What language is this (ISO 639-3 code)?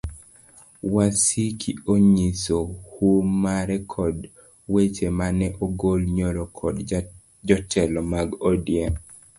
luo